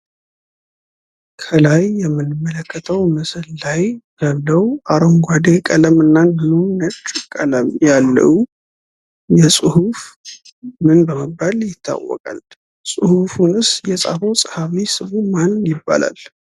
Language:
Amharic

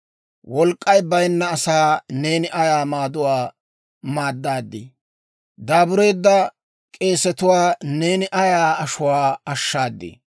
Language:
Dawro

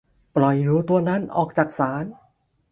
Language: Thai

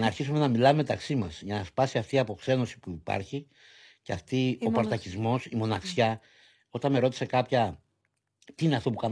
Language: Greek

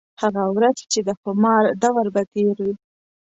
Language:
Pashto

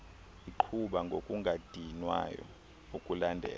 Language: Xhosa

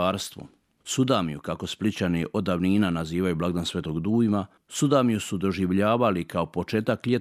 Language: Croatian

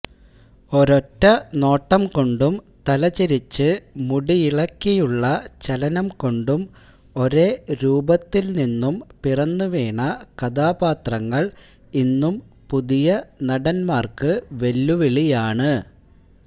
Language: Malayalam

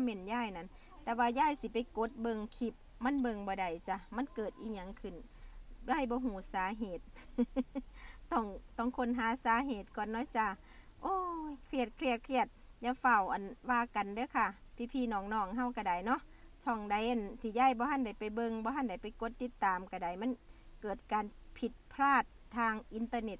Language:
Thai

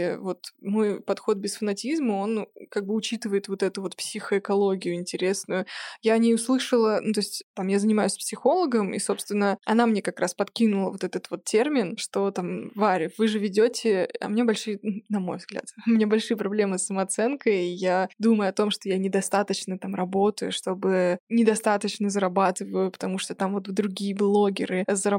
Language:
Russian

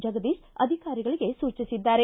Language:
Kannada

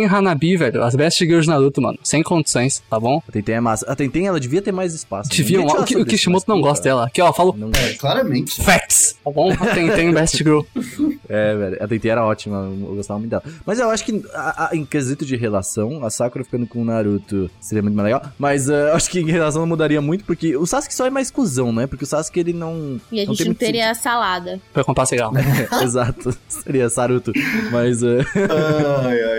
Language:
Portuguese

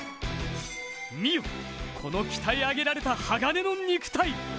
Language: Japanese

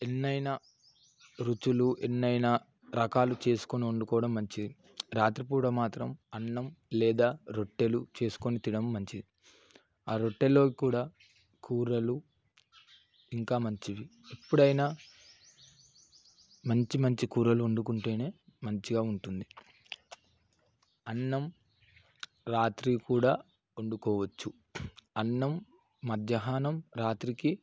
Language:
Telugu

